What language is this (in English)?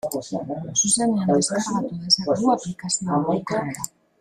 Basque